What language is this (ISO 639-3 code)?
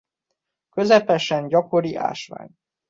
hun